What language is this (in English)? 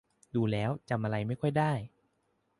Thai